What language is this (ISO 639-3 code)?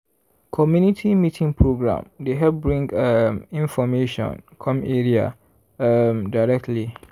pcm